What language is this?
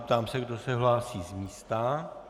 Czech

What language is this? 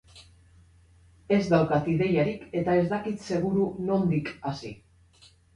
Basque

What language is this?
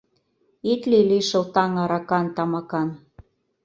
Mari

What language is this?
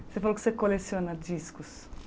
Portuguese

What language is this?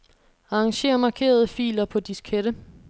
Danish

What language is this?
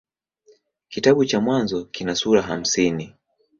Swahili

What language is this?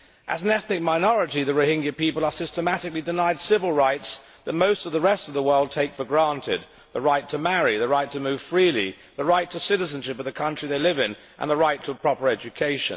English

